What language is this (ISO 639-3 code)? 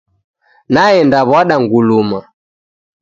dav